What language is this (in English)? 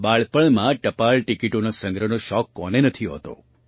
Gujarati